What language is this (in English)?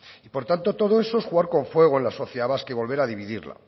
Spanish